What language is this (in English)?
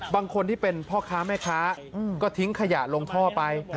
Thai